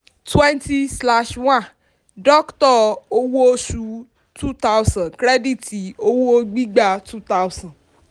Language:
Yoruba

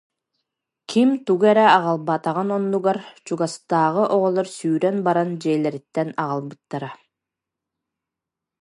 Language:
Yakut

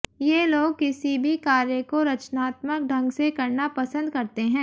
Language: Hindi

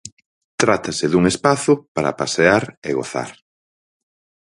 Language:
Galician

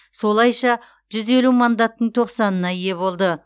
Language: Kazakh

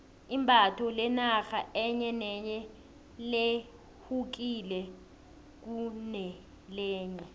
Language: South Ndebele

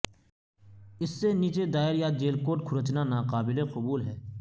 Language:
Urdu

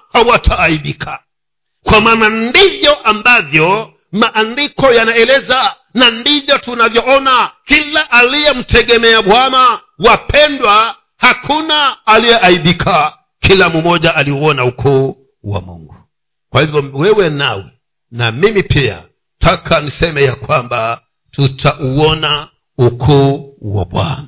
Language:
Swahili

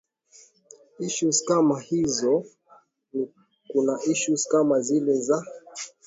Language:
Swahili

